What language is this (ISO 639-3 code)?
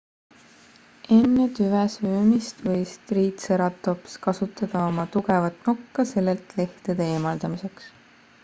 est